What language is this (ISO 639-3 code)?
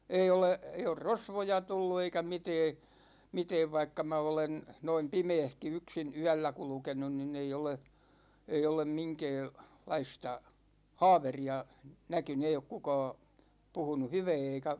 fin